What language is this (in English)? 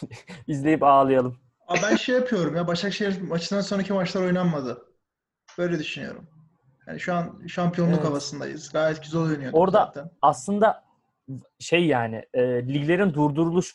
Turkish